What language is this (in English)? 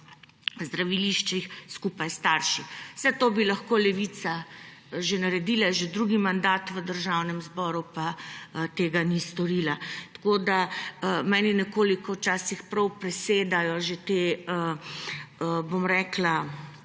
Slovenian